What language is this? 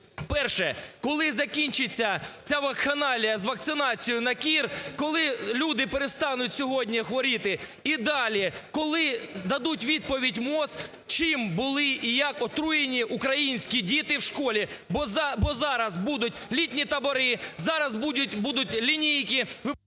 Ukrainian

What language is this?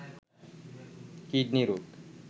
Bangla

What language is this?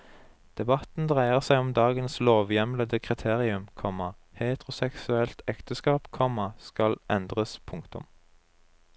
Norwegian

